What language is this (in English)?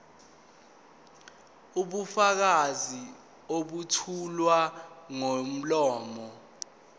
Zulu